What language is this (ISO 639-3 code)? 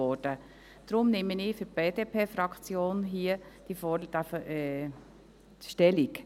gsw